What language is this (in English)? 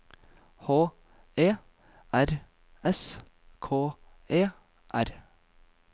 Norwegian